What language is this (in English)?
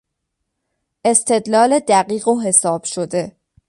Persian